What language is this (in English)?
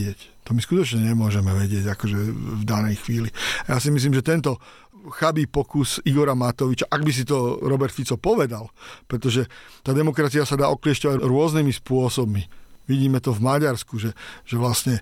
Slovak